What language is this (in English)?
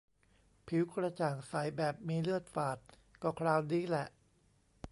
Thai